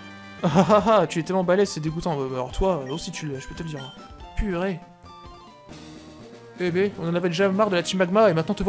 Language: French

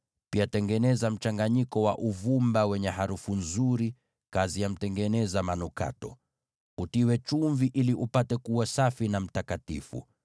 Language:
Swahili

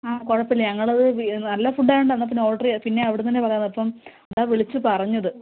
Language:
Malayalam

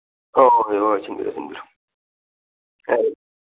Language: Manipuri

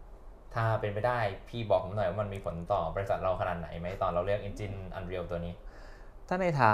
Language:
Thai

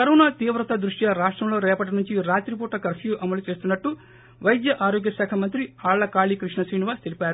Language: Telugu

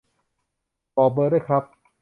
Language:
Thai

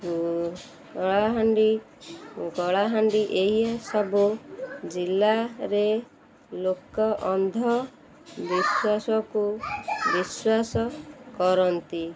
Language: Odia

